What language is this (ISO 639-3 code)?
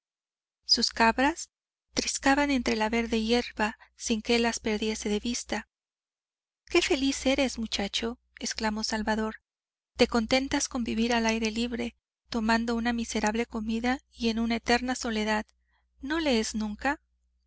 spa